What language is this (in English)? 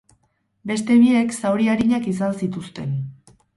Basque